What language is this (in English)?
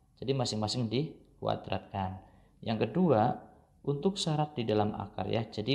Indonesian